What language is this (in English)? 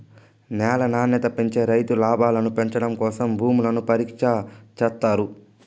Telugu